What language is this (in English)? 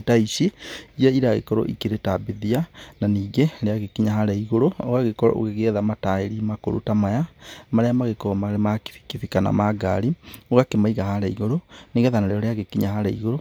Kikuyu